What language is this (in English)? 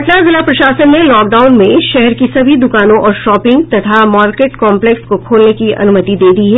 Hindi